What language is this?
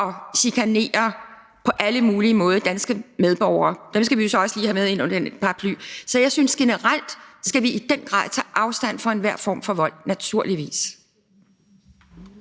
Danish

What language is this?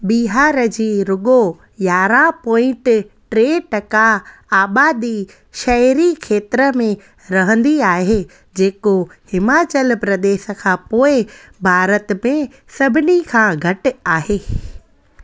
Sindhi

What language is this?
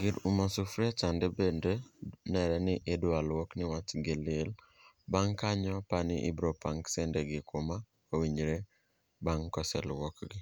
Luo (Kenya and Tanzania)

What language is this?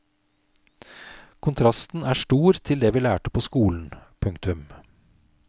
Norwegian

